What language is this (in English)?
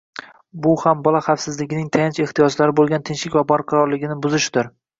Uzbek